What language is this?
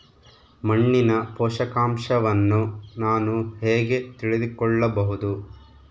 Kannada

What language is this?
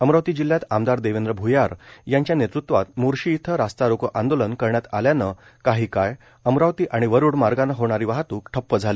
Marathi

